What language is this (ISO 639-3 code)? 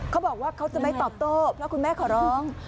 tha